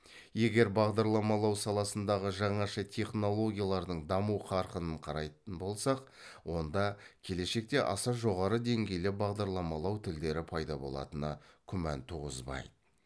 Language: Kazakh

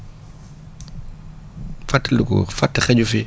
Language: Wolof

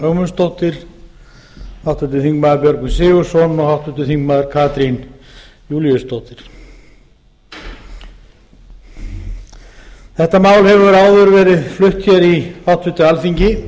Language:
Icelandic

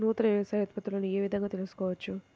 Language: Telugu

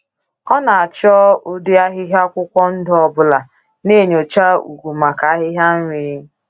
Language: Igbo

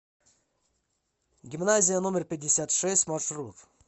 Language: Russian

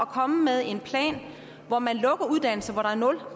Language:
Danish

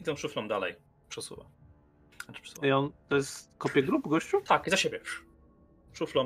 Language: Polish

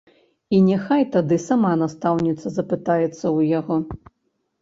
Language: Belarusian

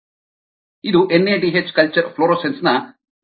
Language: Kannada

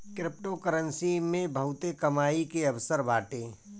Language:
Bhojpuri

